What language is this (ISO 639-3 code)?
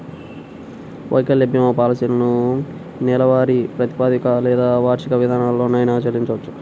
tel